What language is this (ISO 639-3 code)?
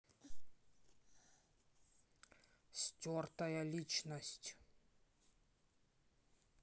rus